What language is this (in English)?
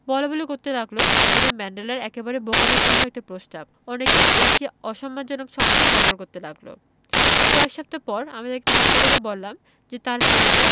Bangla